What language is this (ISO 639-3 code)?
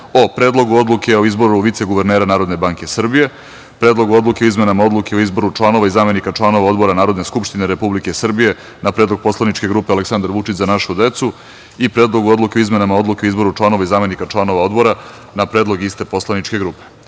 srp